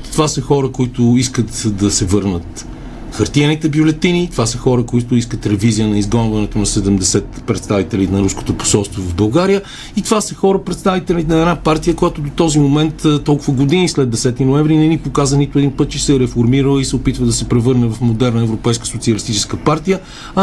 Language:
Bulgarian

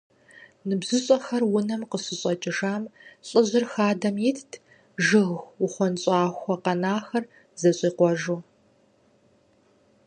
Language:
Kabardian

